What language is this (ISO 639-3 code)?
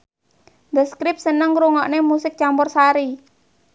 jav